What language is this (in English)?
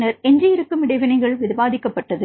Tamil